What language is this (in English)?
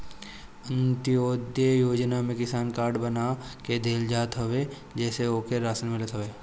Bhojpuri